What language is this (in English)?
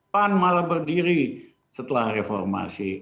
Indonesian